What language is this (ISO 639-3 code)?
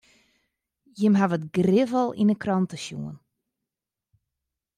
fry